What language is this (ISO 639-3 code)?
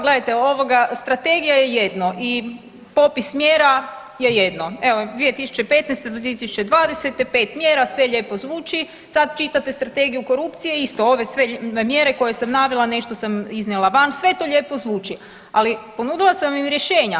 hrv